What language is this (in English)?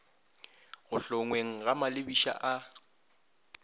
Northern Sotho